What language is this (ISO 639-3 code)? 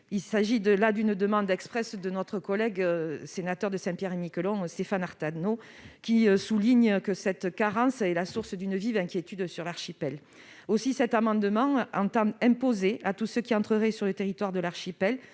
fra